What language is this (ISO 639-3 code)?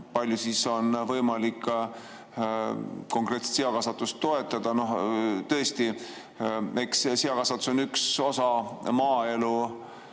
est